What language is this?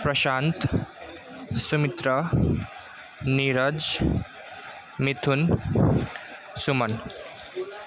Nepali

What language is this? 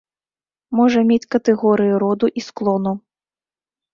Belarusian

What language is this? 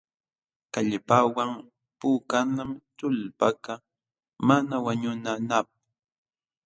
Jauja Wanca Quechua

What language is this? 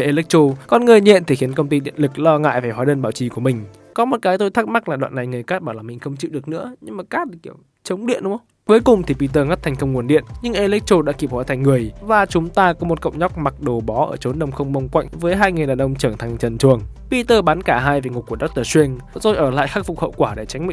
Vietnamese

